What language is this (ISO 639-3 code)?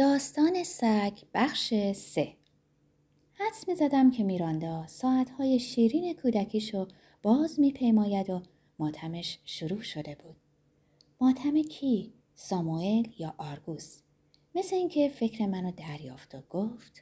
fas